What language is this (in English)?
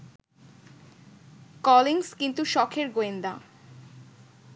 Bangla